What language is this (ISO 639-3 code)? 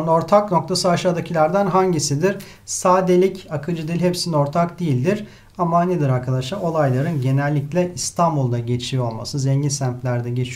tur